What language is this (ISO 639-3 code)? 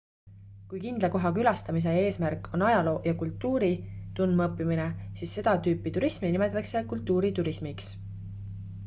est